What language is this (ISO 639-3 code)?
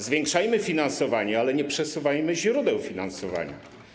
pol